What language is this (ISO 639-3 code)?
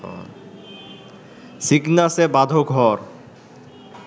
ben